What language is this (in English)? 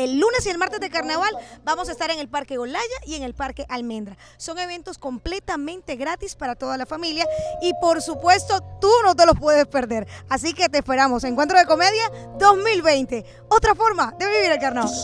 Spanish